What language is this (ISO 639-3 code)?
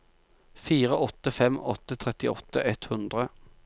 nor